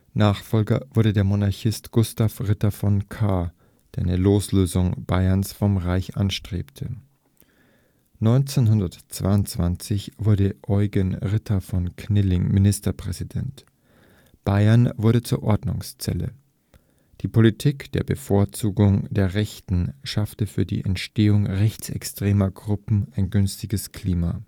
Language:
German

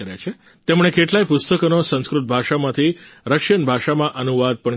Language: Gujarati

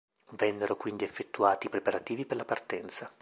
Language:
Italian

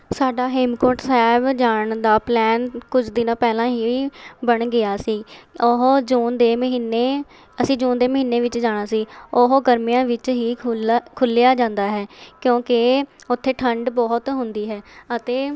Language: Punjabi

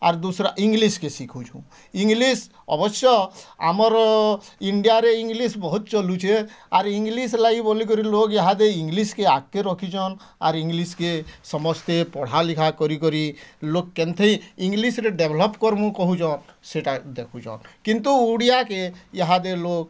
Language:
Odia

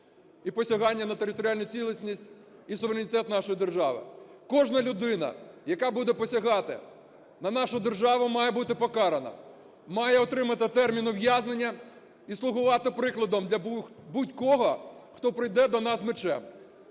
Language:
Ukrainian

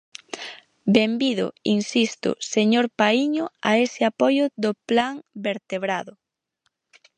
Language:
Galician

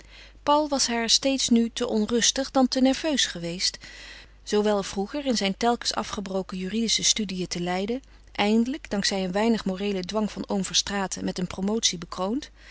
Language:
Dutch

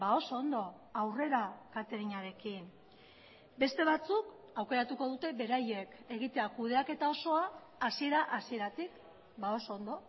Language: Basque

